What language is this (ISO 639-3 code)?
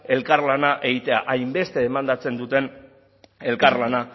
eus